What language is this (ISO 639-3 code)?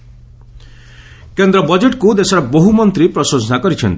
ori